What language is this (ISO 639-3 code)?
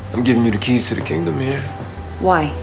eng